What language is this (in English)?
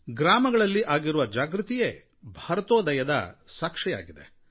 Kannada